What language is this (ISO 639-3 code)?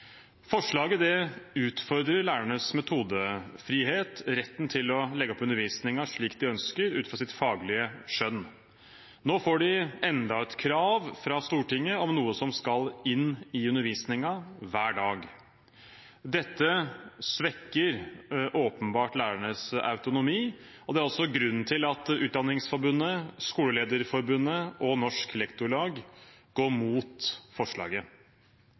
nob